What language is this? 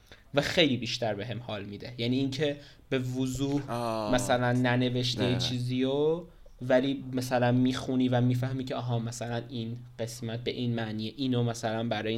Persian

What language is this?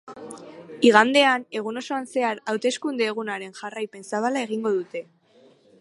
Basque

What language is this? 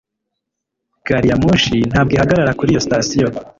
Kinyarwanda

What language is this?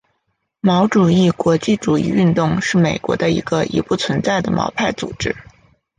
Chinese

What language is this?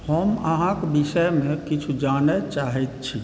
Maithili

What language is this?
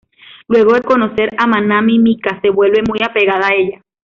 Spanish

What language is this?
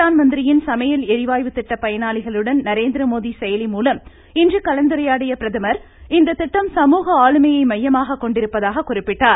Tamil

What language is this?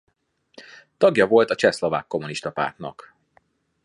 Hungarian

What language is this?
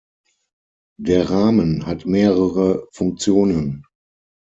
German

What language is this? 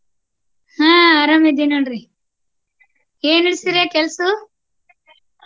Kannada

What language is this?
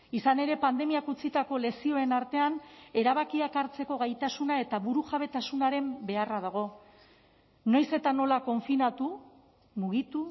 Basque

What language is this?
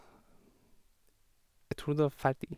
Norwegian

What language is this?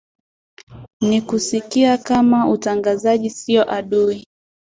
Swahili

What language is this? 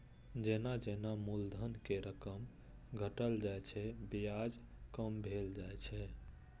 Maithili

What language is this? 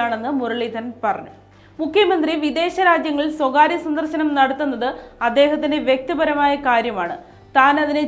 Malayalam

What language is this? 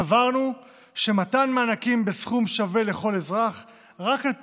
Hebrew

